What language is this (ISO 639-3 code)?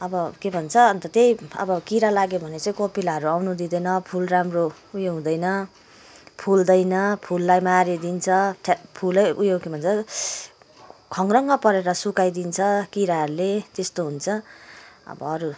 nep